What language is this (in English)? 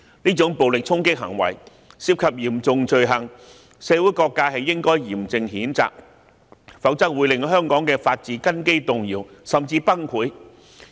Cantonese